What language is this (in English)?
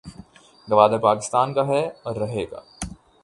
Urdu